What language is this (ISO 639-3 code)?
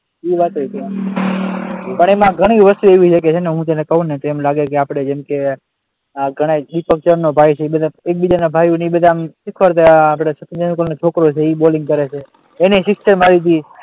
guj